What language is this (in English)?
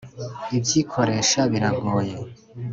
Kinyarwanda